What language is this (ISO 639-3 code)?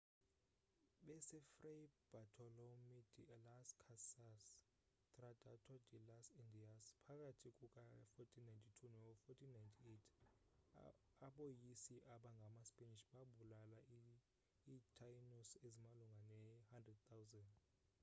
xho